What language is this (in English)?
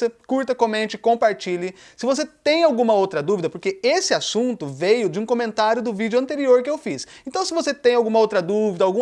Portuguese